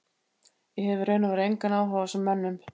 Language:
Icelandic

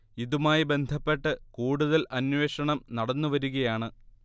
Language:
Malayalam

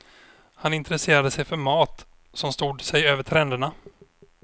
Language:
Swedish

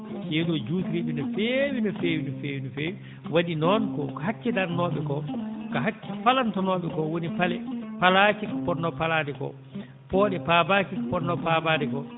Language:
Fula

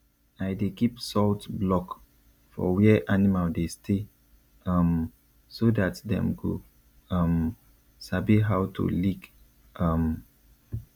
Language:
Nigerian Pidgin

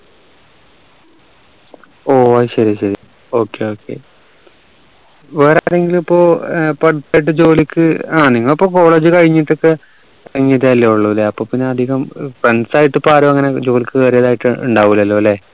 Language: Malayalam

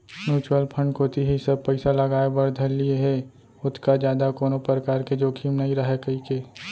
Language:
Chhattisgarhi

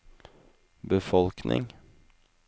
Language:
Norwegian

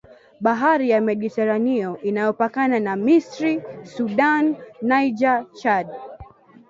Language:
Swahili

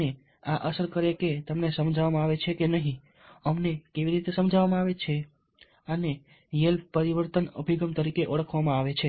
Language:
Gujarati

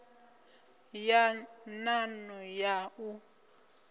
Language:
Venda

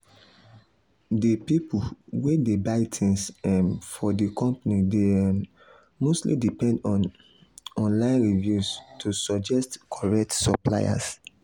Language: Nigerian Pidgin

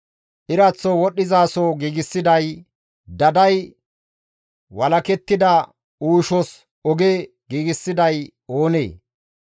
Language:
Gamo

